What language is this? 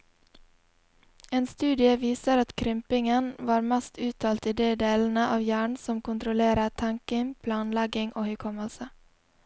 Norwegian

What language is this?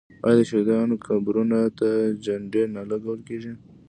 Pashto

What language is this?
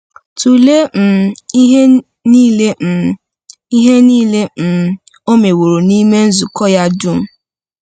Igbo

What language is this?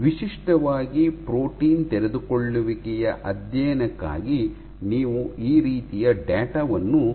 Kannada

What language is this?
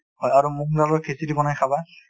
Assamese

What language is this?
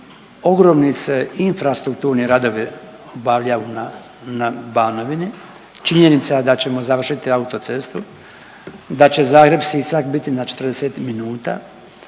Croatian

